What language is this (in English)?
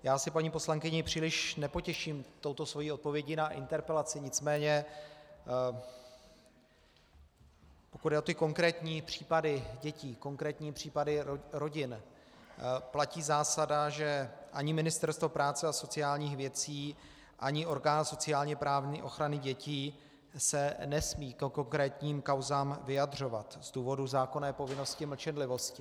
Czech